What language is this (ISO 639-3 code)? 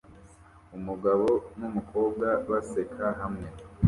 kin